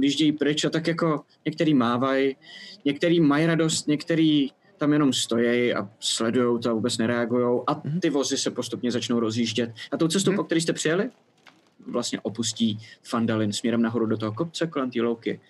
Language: Czech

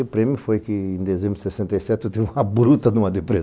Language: Portuguese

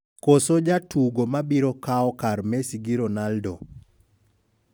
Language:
Luo (Kenya and Tanzania)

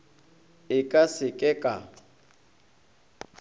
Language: Northern Sotho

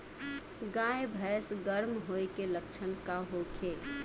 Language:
Bhojpuri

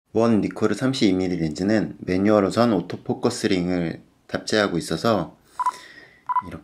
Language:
Korean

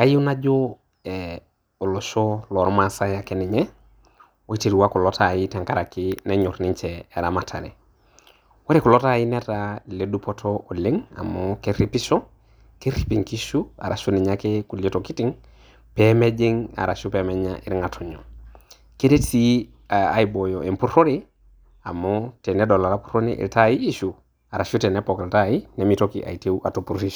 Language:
Masai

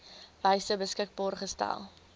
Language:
Afrikaans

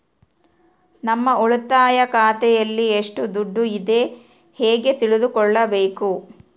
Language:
Kannada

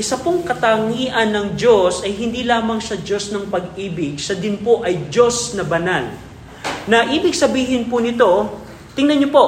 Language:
Filipino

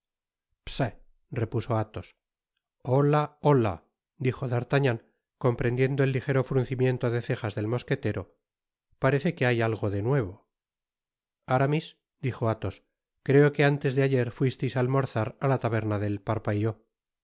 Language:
Spanish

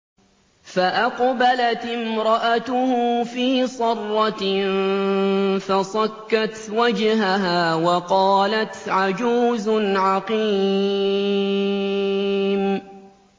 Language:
Arabic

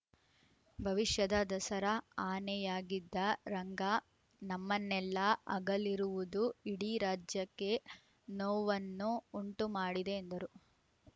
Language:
Kannada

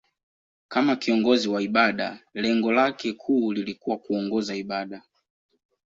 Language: Swahili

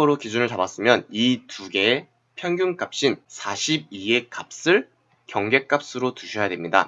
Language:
Korean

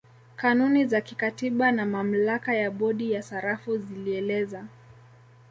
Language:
Swahili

